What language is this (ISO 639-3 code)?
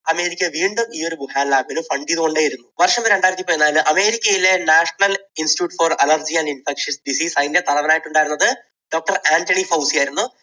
mal